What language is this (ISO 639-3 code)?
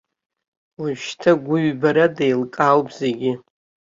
abk